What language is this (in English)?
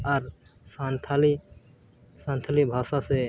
Santali